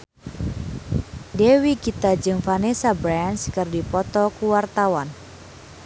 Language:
Sundanese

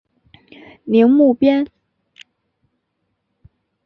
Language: Chinese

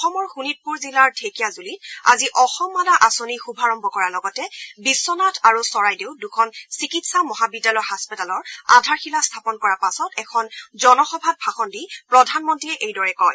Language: Assamese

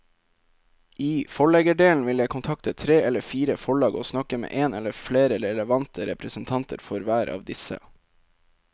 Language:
Norwegian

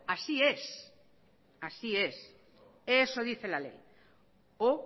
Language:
Spanish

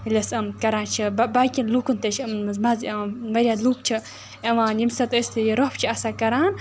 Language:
Kashmiri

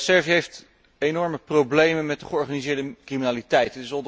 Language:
Dutch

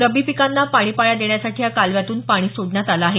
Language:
Marathi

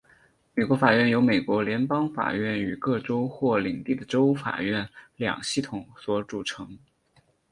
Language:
Chinese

